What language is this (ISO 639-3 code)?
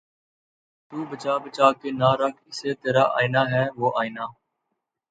urd